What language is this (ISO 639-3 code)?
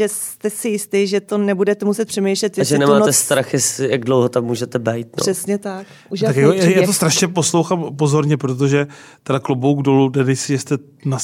ces